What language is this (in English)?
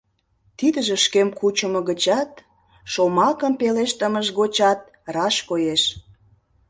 Mari